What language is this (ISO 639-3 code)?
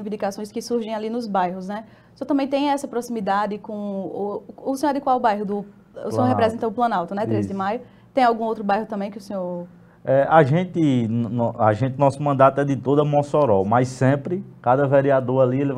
por